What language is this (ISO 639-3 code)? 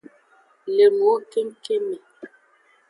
ajg